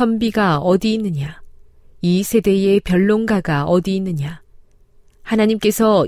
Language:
Korean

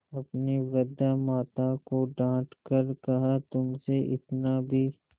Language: Hindi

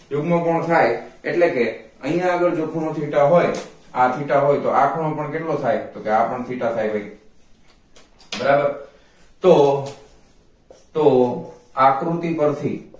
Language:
Gujarati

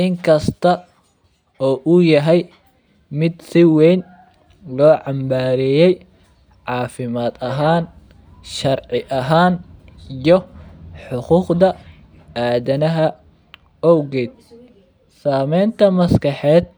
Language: Somali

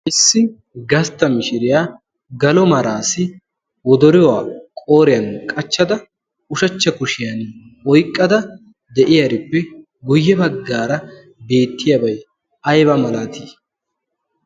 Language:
Wolaytta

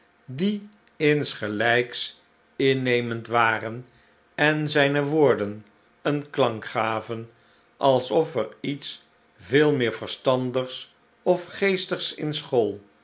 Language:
Dutch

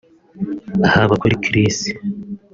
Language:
Kinyarwanda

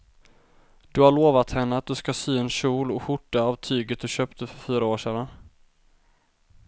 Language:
Swedish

